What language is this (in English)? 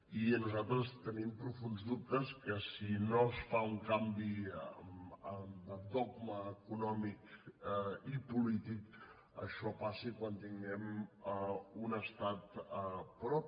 Catalan